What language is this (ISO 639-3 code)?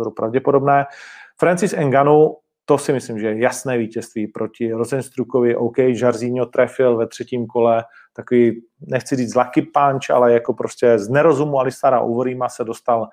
ces